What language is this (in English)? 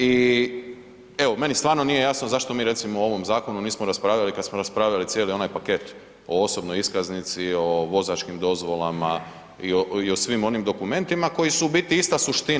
Croatian